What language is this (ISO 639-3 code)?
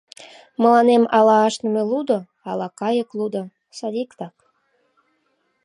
chm